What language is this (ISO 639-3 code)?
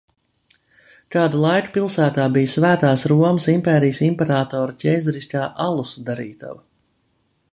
lav